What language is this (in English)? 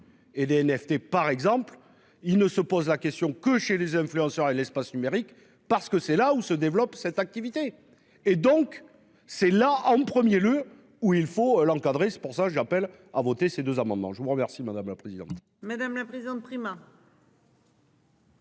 French